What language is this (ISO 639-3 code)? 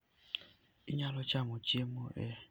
luo